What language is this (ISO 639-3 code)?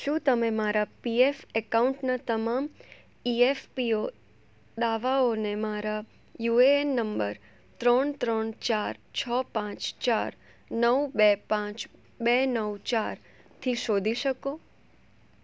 guj